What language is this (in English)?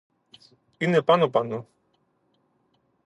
Greek